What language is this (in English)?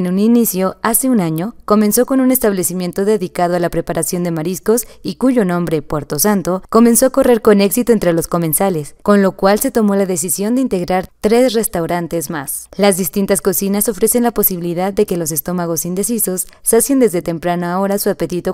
Spanish